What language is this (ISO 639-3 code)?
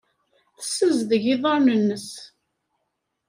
kab